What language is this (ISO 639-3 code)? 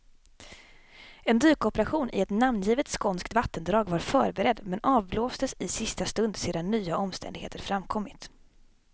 swe